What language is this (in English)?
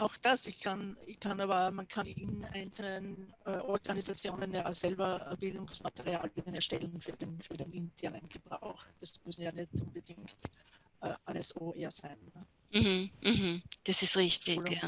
German